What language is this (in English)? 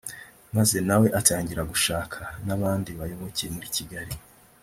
Kinyarwanda